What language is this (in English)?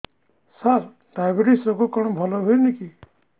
Odia